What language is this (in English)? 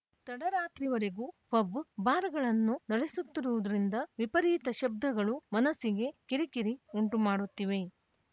Kannada